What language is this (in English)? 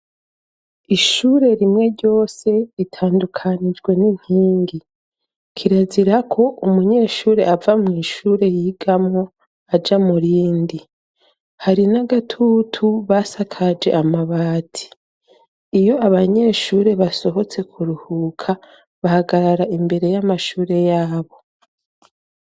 Rundi